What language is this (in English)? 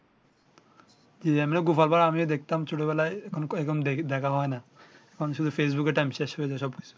Bangla